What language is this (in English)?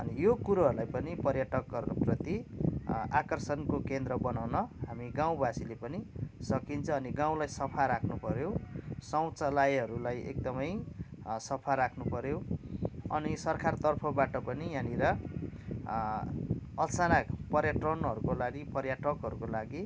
Nepali